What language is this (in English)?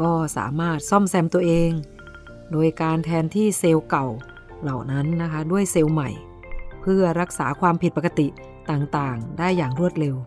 Thai